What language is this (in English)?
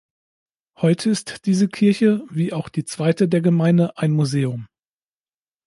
German